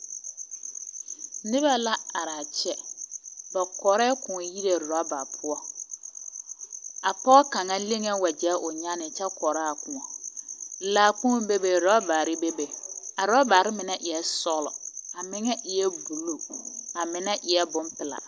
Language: Southern Dagaare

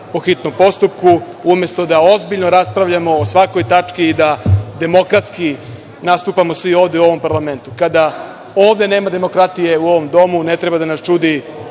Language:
Serbian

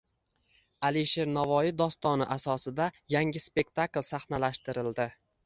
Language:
Uzbek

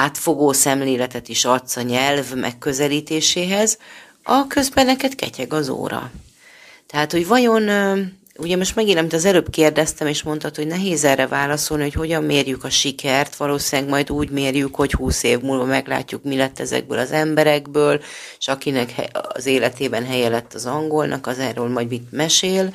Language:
Hungarian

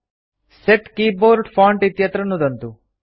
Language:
Sanskrit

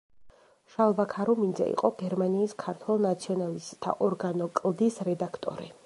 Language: Georgian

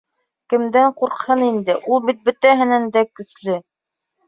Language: Bashkir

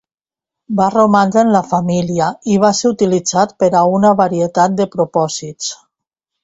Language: Catalan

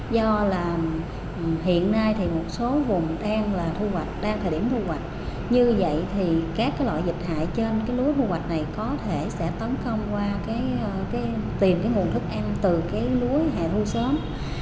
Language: Vietnamese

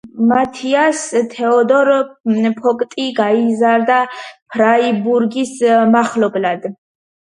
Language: Georgian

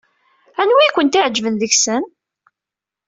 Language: Kabyle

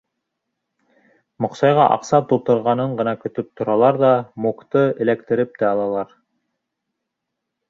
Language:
Bashkir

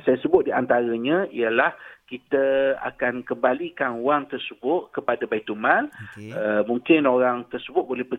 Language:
Malay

